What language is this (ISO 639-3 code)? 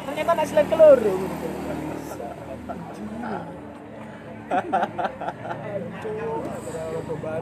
ind